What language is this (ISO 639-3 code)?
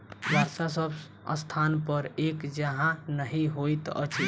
mai